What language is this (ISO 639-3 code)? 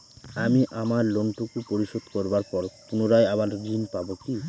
ben